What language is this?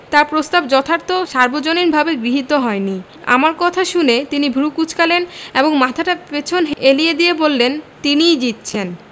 Bangla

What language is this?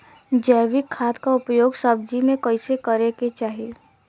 Bhojpuri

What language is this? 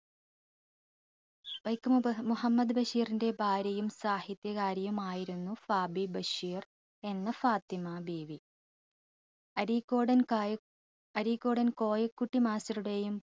Malayalam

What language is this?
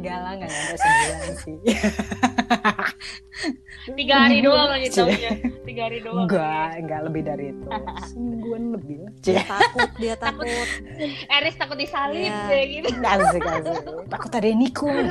Indonesian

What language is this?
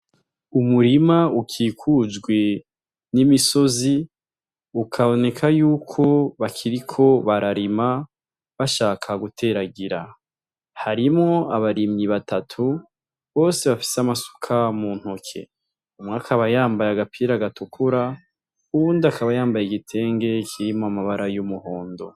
Rundi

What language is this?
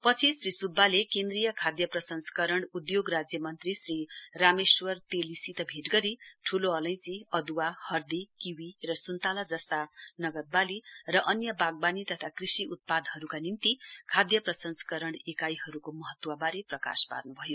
Nepali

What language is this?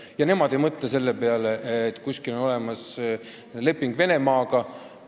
Estonian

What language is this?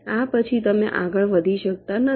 Gujarati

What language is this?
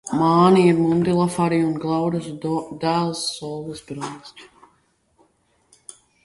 Latvian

